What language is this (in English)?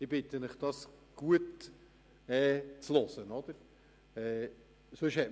Swiss German